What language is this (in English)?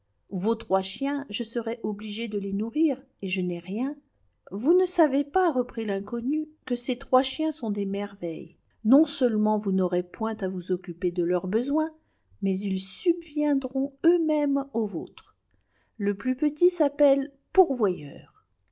French